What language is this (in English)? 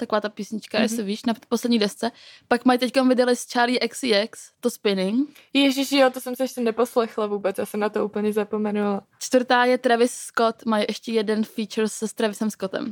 Czech